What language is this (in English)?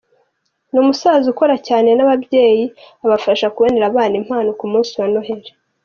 Kinyarwanda